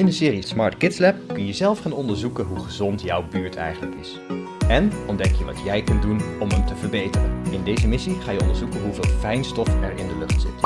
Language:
Dutch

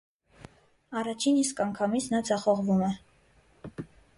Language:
Armenian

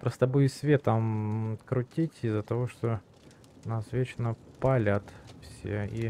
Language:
Russian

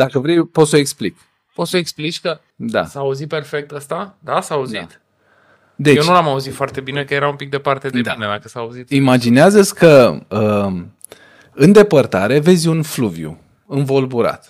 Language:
Romanian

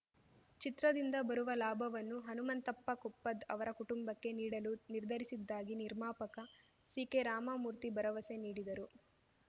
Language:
Kannada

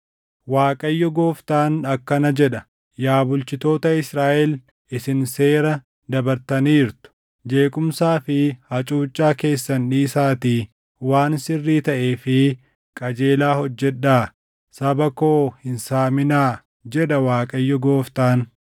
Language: Oromo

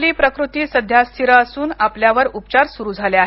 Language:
Marathi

